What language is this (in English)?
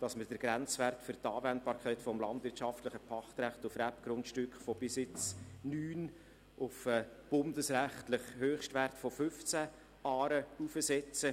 Swiss German